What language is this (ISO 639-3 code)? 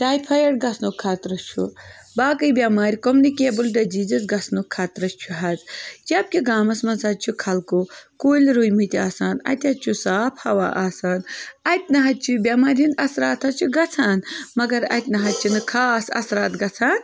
kas